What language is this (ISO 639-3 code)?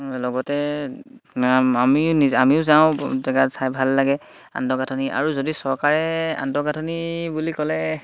asm